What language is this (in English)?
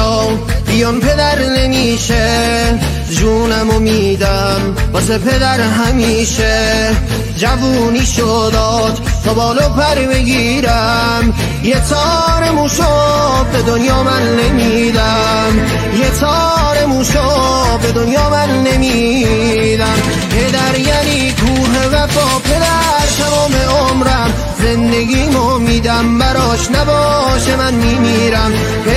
Persian